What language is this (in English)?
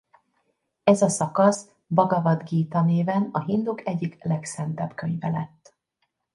Hungarian